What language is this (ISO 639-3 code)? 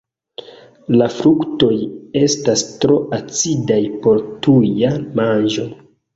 epo